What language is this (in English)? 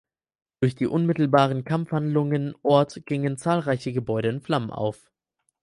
German